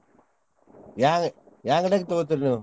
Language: Kannada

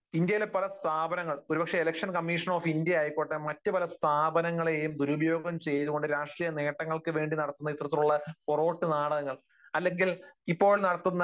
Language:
Malayalam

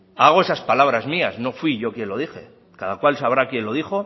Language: Spanish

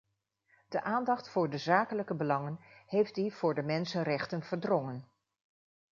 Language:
Dutch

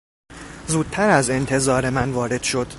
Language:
Persian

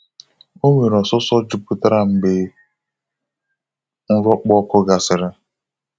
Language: Igbo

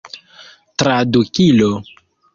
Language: Esperanto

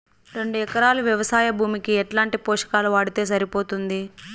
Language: Telugu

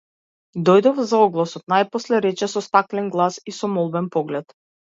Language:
Macedonian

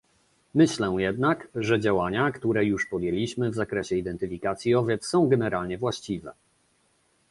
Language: Polish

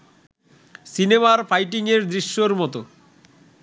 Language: Bangla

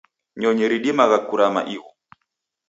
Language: Taita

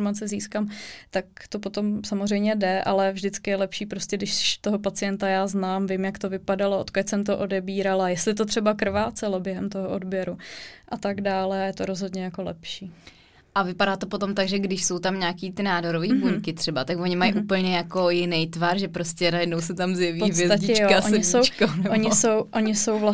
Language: Czech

